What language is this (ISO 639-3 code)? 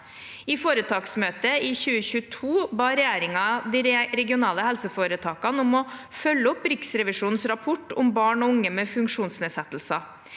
nor